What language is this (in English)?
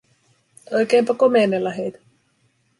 Finnish